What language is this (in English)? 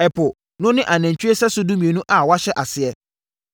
Akan